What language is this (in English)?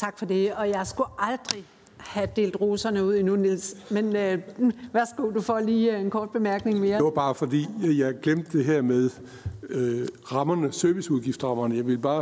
Danish